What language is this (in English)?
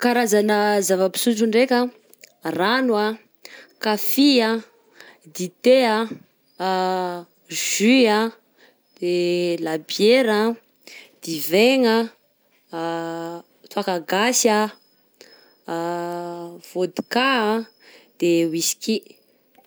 Southern Betsimisaraka Malagasy